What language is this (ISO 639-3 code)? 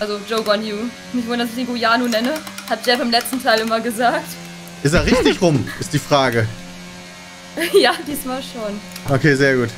deu